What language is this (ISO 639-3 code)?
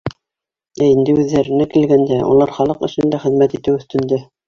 bak